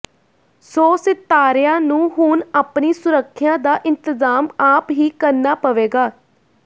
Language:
Punjabi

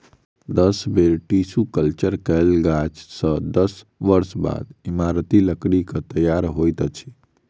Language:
Maithili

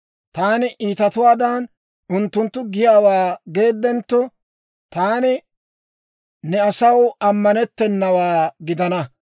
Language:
Dawro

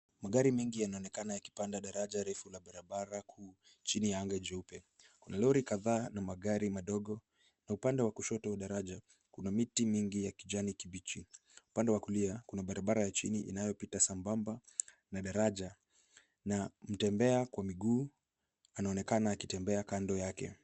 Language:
Swahili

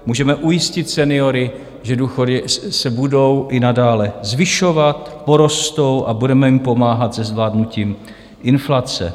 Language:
Czech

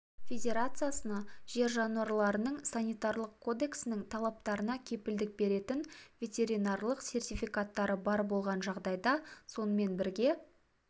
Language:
Kazakh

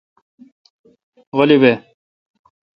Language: Kalkoti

